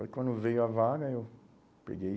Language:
Portuguese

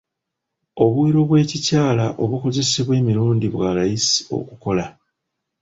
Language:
Ganda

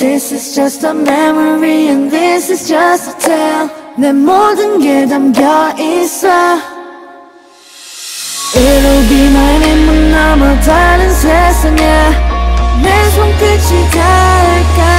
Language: Korean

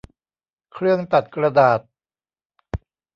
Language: Thai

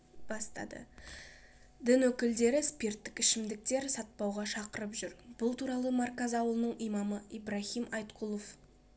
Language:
Kazakh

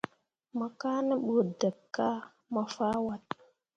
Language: Mundang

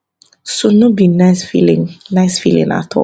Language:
Nigerian Pidgin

